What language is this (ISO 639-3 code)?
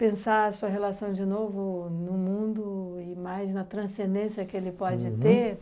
por